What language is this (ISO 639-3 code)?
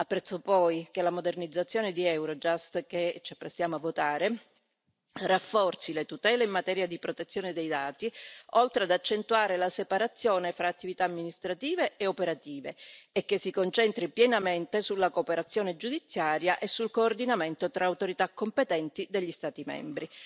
ita